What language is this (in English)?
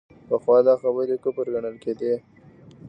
Pashto